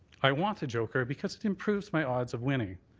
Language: English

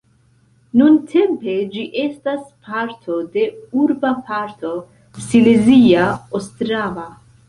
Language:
Esperanto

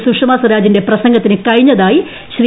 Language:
Malayalam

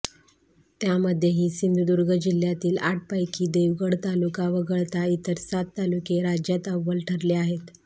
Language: Marathi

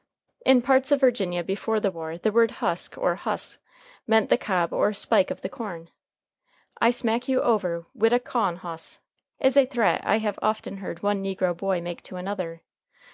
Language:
English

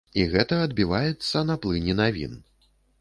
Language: Belarusian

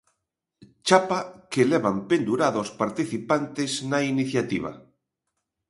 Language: Galician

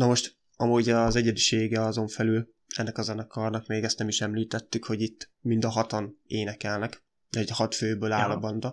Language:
Hungarian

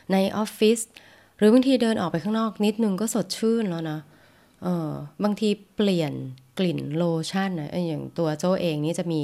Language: Thai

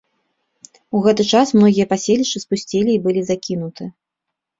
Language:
Belarusian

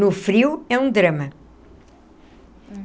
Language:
Portuguese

